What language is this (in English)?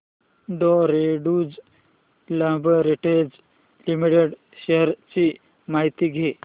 Marathi